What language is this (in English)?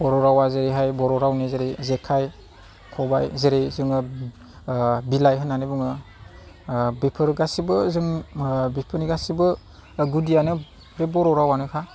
Bodo